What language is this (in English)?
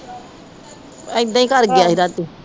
Punjabi